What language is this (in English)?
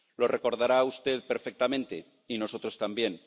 Spanish